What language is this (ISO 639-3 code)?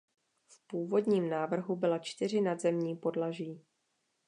ces